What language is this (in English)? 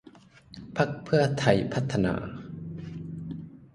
Thai